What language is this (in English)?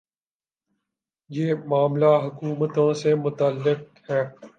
Urdu